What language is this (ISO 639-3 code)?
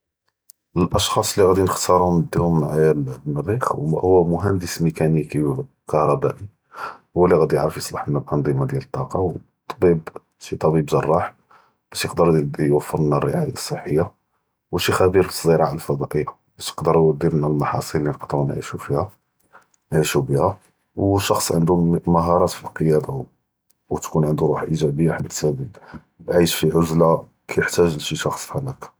jrb